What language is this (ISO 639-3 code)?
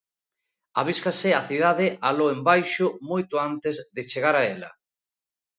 glg